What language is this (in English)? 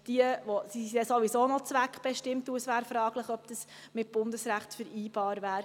Swiss German